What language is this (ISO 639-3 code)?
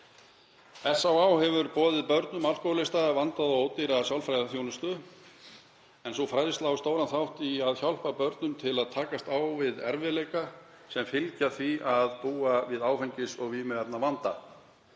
isl